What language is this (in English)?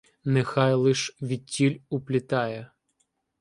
Ukrainian